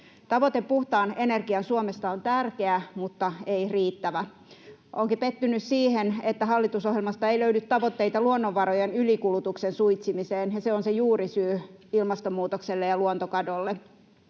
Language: Finnish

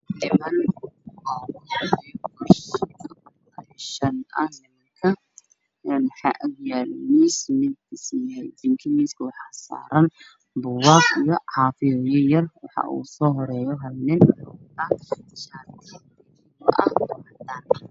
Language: Somali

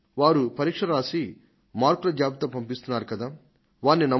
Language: Telugu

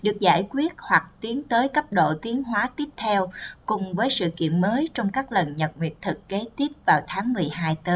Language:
Vietnamese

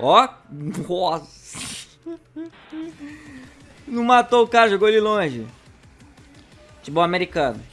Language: Portuguese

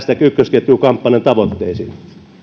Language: Finnish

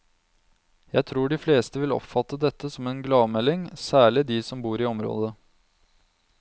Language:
Norwegian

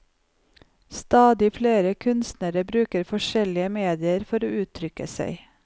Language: Norwegian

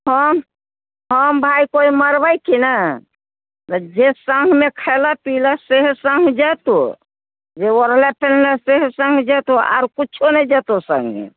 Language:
Maithili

